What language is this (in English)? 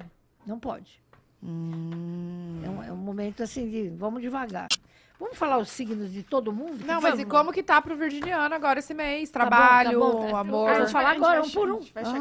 Portuguese